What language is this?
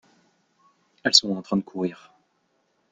French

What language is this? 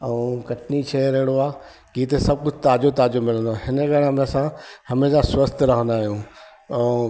Sindhi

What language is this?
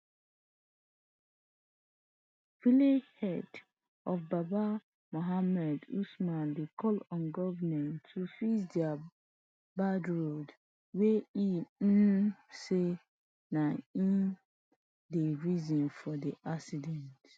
Nigerian Pidgin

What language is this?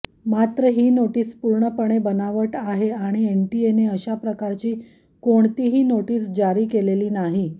Marathi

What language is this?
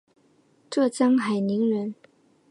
Chinese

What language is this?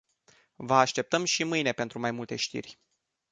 Romanian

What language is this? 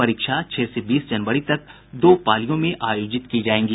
Hindi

